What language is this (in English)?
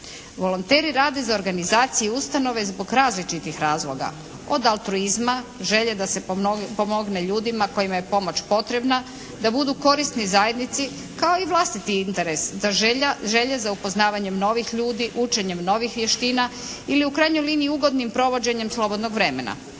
Croatian